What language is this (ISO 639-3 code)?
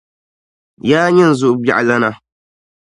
dag